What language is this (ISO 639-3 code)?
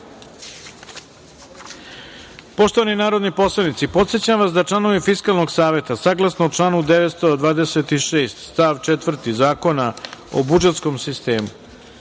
srp